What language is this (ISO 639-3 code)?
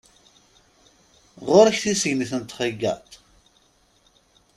kab